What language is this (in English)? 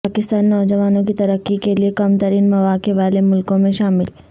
Urdu